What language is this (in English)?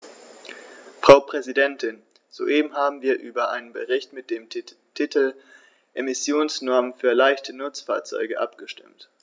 German